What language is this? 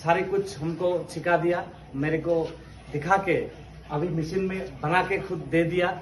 Hindi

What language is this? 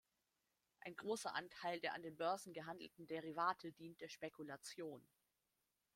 German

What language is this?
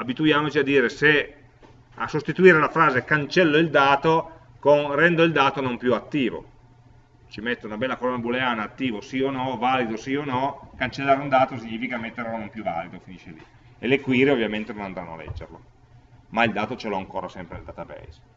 Italian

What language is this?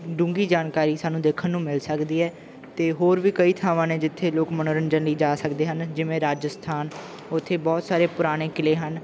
Punjabi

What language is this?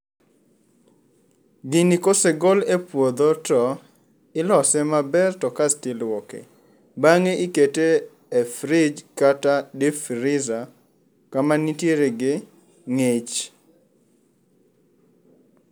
Luo (Kenya and Tanzania)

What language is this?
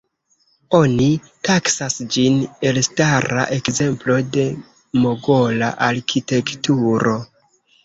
Esperanto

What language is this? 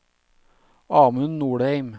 Norwegian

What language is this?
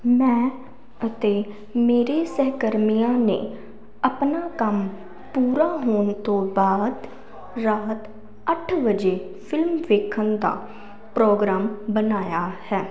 Punjabi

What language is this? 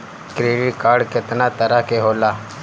Bhojpuri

